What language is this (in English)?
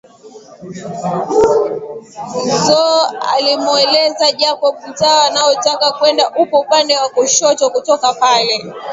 Swahili